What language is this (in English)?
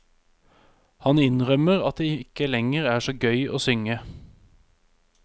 Norwegian